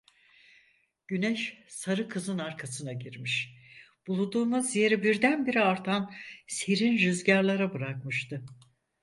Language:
Turkish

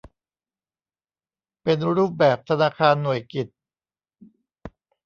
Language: Thai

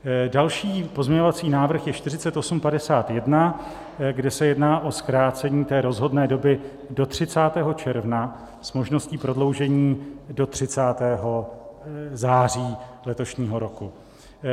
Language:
Czech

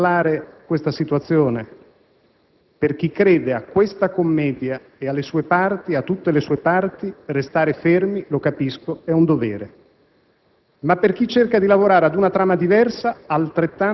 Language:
Italian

